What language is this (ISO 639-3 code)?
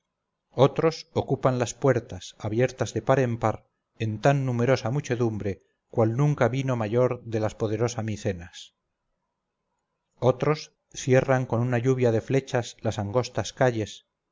spa